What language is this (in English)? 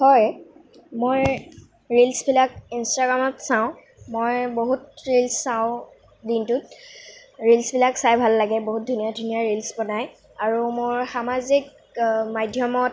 Assamese